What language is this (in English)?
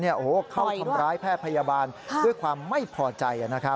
Thai